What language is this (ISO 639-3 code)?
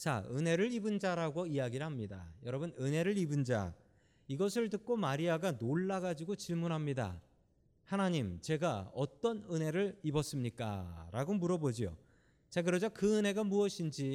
kor